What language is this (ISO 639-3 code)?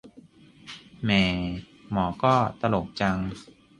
tha